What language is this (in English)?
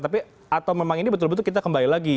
Indonesian